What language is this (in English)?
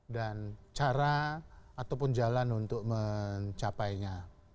Indonesian